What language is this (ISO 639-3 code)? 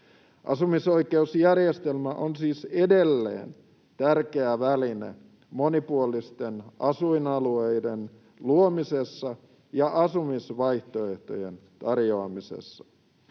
fin